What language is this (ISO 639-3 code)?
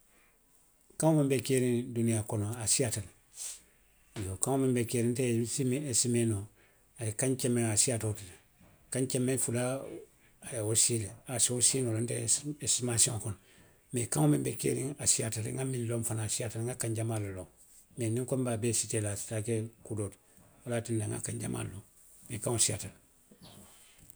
mlq